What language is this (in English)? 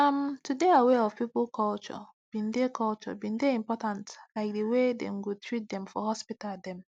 Nigerian Pidgin